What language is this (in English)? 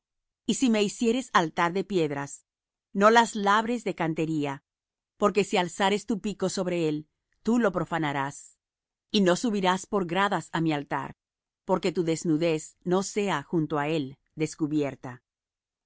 Spanish